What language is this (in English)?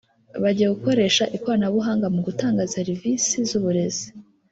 Kinyarwanda